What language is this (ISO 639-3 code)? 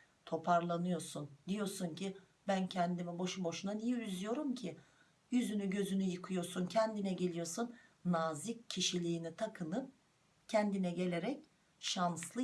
tur